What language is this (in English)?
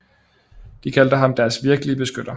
Danish